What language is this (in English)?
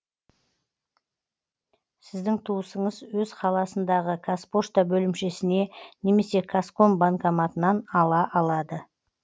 Kazakh